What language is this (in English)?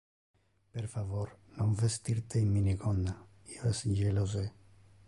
Interlingua